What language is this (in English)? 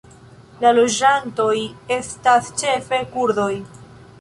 Esperanto